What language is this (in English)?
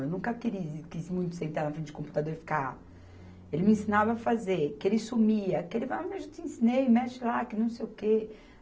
Portuguese